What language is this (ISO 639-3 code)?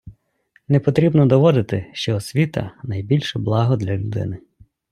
ukr